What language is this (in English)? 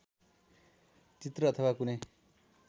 Nepali